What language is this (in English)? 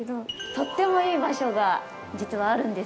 Japanese